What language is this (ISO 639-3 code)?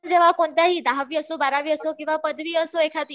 mar